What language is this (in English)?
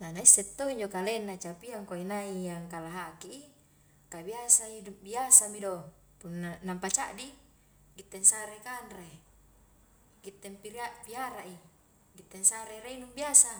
Highland Konjo